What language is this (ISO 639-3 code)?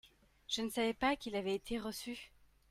fra